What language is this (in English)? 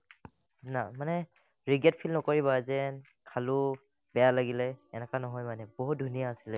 Assamese